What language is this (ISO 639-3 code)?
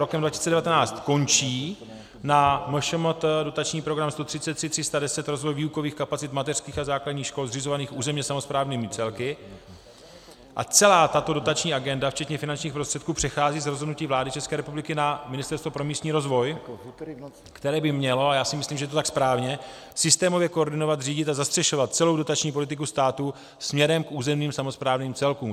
ces